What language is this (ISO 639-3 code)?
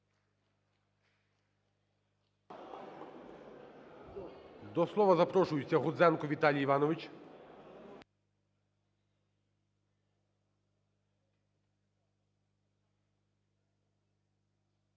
ukr